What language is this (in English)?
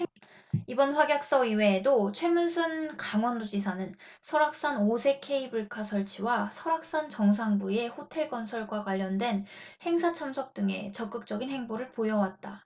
Korean